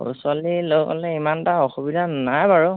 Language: Assamese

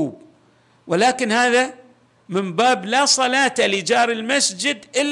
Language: Arabic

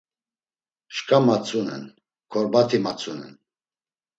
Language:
Laz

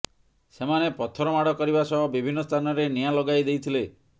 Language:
Odia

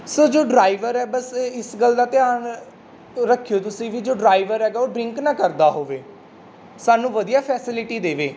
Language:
Punjabi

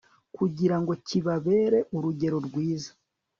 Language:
Kinyarwanda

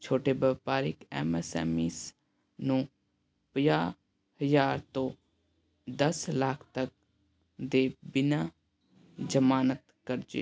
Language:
Punjabi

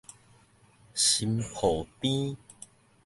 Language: Min Nan Chinese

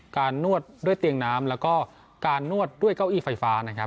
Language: Thai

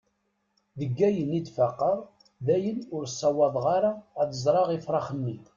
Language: Kabyle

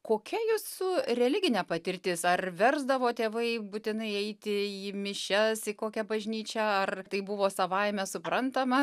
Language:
Lithuanian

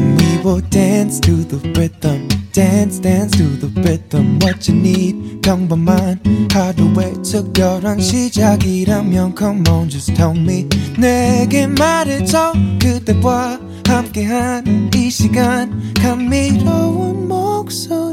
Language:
Korean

